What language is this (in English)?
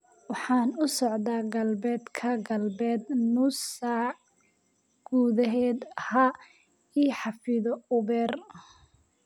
Somali